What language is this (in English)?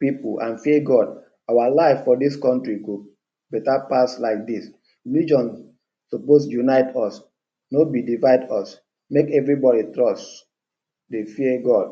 Nigerian Pidgin